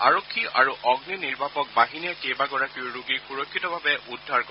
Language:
Assamese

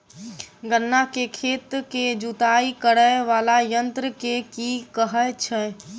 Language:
Maithili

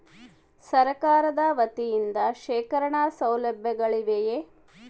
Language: Kannada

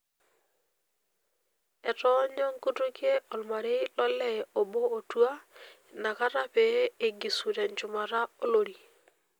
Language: Masai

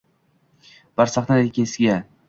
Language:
Uzbek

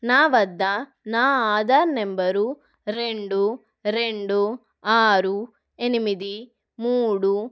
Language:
Telugu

